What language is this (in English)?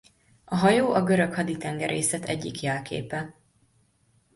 Hungarian